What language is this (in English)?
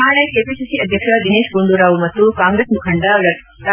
Kannada